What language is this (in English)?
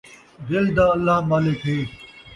Saraiki